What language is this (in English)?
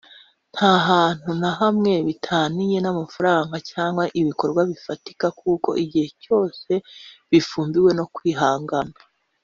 Kinyarwanda